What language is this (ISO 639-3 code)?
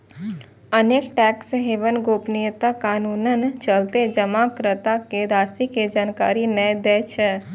mai